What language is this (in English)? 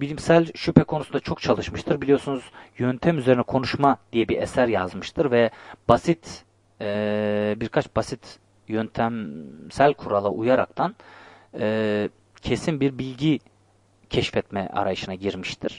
Turkish